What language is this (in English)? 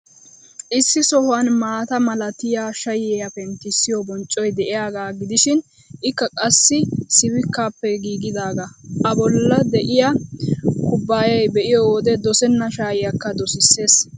Wolaytta